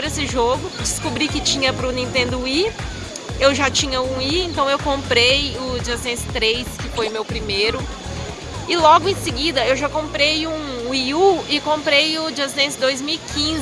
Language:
Portuguese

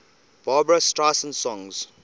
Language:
English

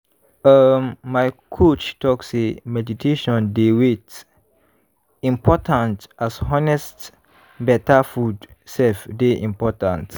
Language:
Nigerian Pidgin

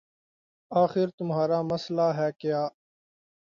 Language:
Urdu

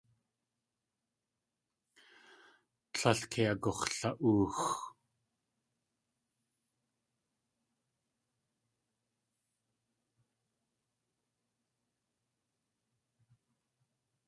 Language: Tlingit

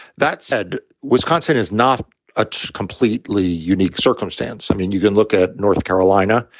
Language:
English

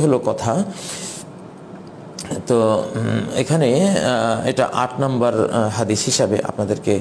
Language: Hindi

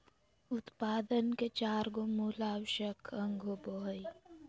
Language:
Magahi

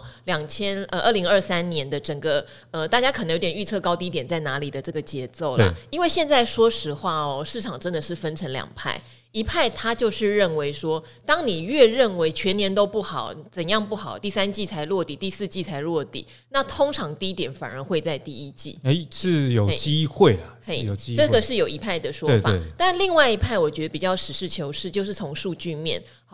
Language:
Chinese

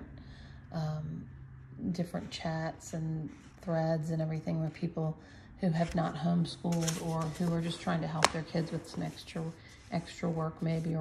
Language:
English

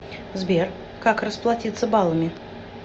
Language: Russian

